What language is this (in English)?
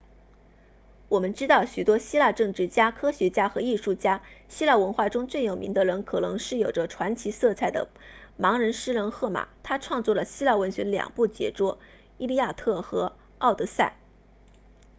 Chinese